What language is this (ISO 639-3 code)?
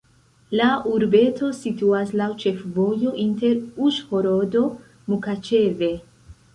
epo